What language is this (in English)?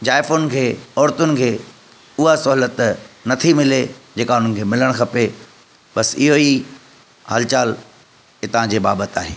Sindhi